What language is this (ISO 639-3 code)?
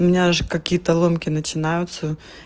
rus